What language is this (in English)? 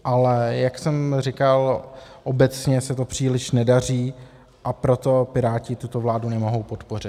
Czech